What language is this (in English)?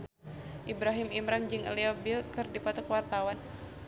Sundanese